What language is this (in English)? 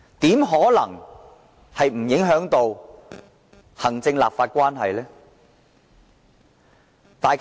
Cantonese